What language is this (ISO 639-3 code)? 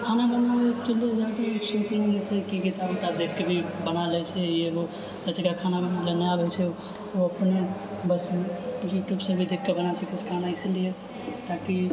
mai